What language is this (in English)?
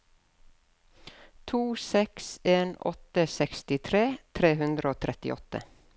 Norwegian